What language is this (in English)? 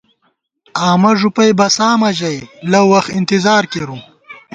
Gawar-Bati